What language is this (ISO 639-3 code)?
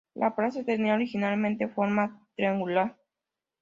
spa